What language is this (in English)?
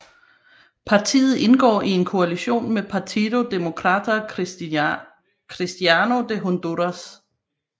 Danish